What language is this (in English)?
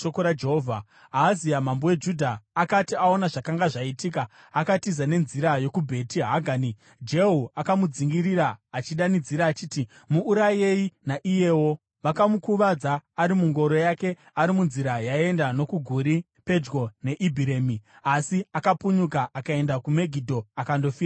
Shona